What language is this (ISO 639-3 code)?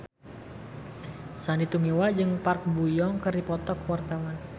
sun